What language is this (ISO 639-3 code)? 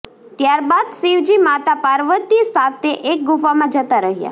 guj